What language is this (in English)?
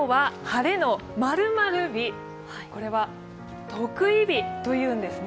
Japanese